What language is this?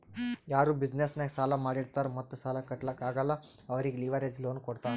Kannada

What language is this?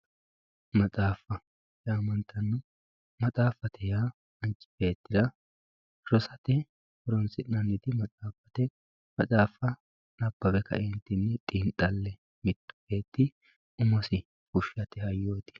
Sidamo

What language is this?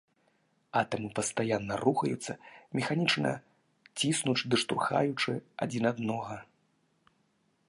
Belarusian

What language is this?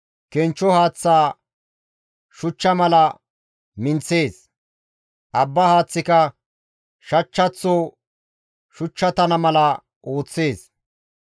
Gamo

